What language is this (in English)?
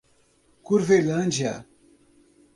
Portuguese